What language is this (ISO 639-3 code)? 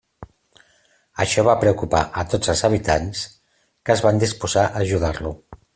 cat